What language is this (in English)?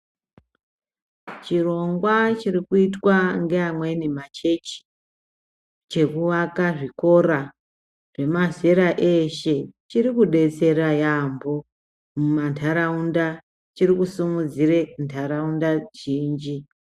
Ndau